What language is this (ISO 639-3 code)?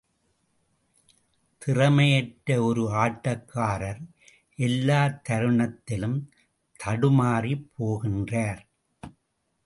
tam